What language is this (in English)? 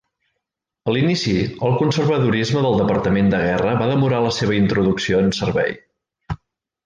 Catalan